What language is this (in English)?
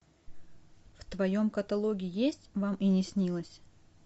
Russian